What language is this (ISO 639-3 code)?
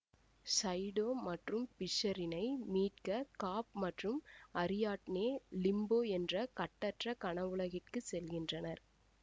tam